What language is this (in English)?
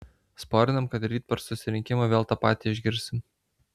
Lithuanian